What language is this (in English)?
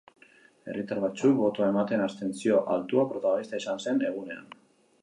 Basque